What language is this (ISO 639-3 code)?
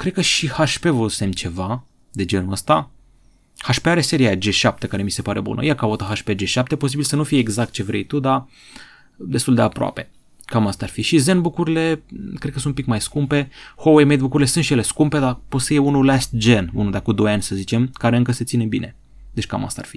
ron